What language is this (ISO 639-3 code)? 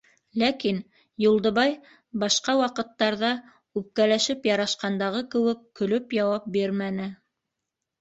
bak